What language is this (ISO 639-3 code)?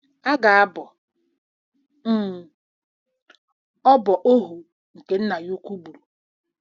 ibo